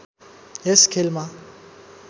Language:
Nepali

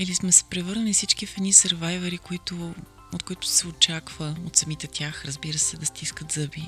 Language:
Bulgarian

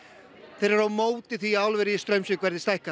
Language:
Icelandic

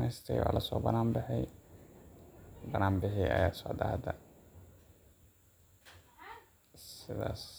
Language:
Somali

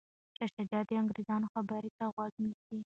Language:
Pashto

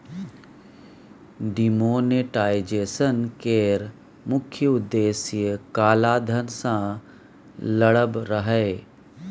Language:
Maithili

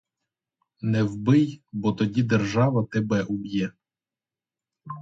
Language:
Ukrainian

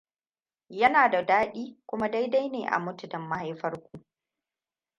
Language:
Hausa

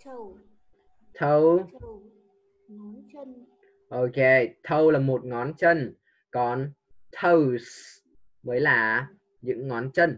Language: Vietnamese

